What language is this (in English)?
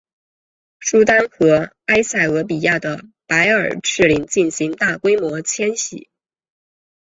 Chinese